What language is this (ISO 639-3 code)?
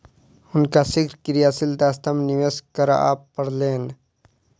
mai